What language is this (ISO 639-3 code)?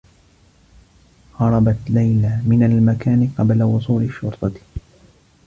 ara